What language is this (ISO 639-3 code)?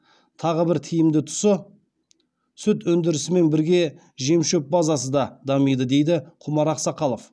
kaz